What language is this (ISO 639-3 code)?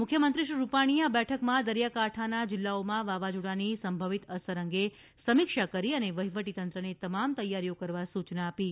guj